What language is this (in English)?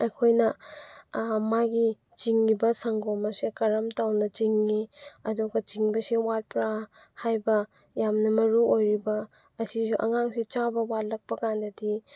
Manipuri